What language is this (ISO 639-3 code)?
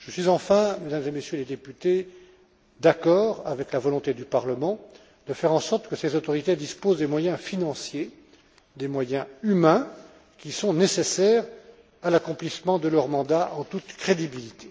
fra